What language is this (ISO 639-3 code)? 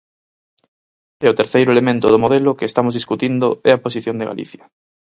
glg